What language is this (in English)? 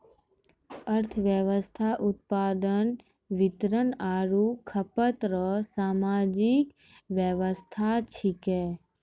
Maithili